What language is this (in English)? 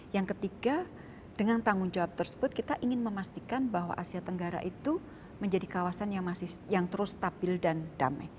Indonesian